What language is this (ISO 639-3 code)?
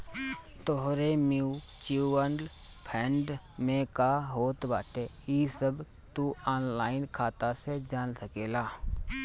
bho